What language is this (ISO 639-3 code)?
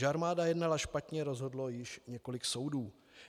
ces